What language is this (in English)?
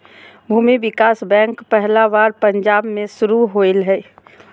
Magahi